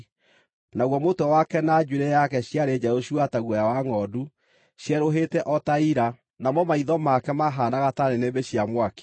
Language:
Kikuyu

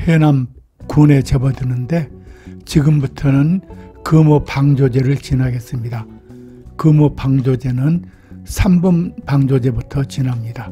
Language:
Korean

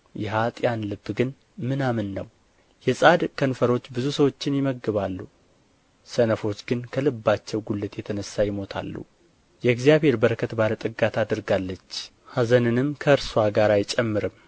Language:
Amharic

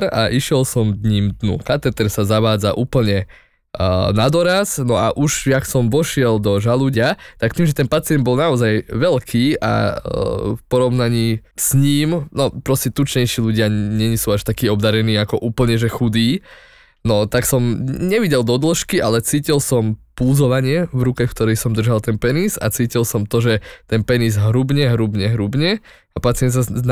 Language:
Slovak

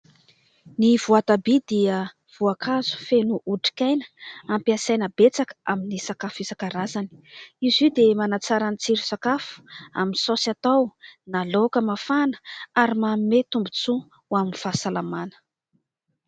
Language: Malagasy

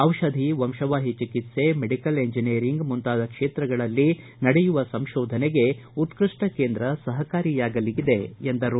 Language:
Kannada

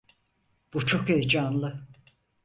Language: Turkish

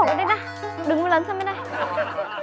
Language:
Vietnamese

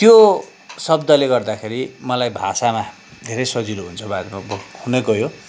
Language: Nepali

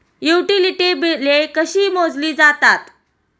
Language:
Marathi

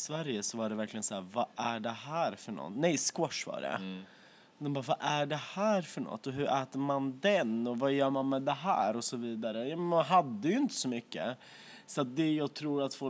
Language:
Swedish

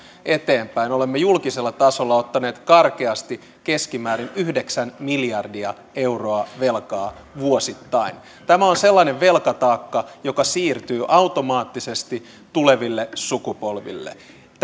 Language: Finnish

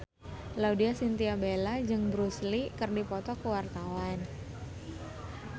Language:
Sundanese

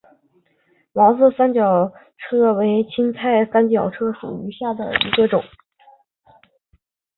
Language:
Chinese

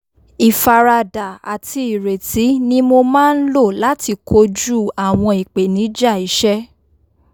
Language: Yoruba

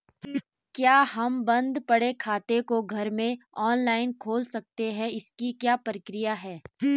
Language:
Hindi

